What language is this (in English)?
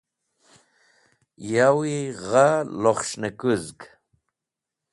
Wakhi